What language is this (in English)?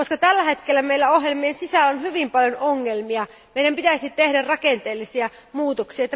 Finnish